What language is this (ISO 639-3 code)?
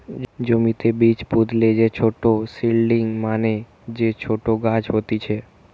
ben